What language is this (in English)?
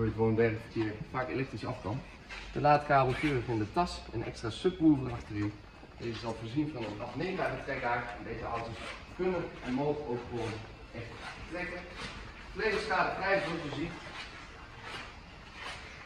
Dutch